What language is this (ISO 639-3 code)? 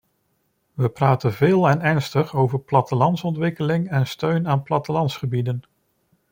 nld